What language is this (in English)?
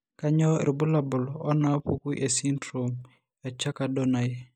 Masai